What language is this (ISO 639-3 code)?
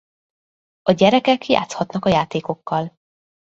hun